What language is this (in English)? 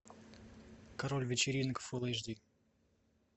Russian